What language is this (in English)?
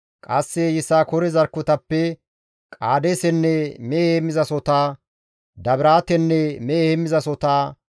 Gamo